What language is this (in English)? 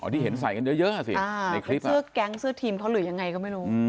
Thai